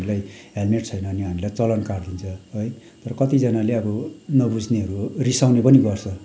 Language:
Nepali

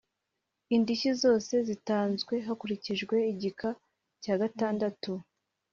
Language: Kinyarwanda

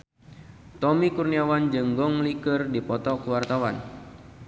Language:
Sundanese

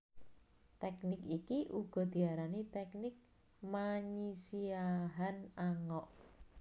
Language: Javanese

